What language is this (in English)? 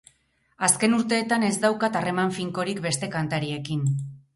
Basque